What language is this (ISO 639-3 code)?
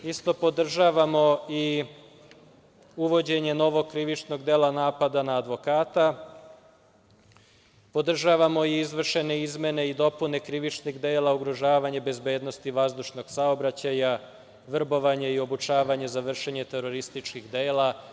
srp